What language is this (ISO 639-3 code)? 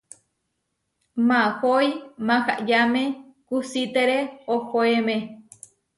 var